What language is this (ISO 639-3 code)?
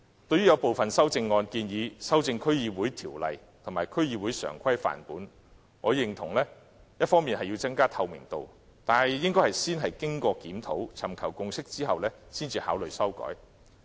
yue